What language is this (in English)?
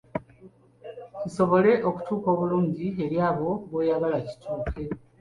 Ganda